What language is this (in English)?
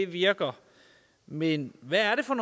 Danish